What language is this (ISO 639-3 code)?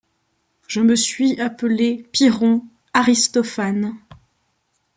fra